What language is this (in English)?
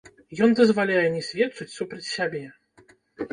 Belarusian